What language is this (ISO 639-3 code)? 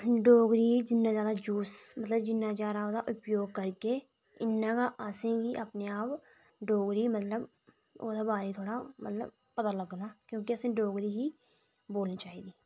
doi